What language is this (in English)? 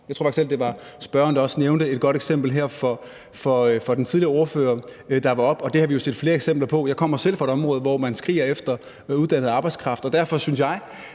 Danish